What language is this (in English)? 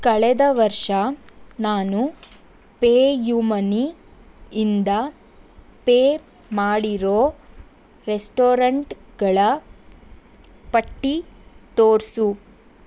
Kannada